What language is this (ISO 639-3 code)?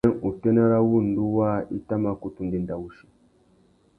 bag